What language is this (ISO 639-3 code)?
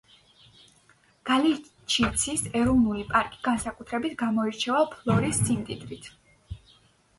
kat